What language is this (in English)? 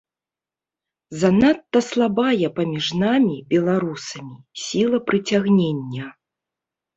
Belarusian